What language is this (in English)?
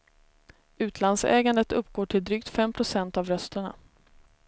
Swedish